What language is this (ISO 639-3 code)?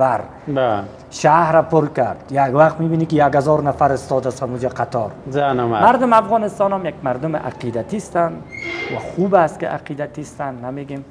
fas